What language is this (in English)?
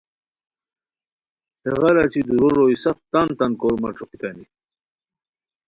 Khowar